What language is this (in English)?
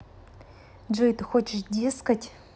Russian